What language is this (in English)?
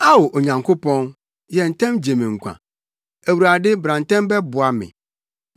Akan